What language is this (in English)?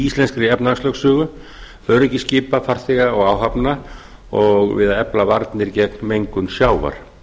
Icelandic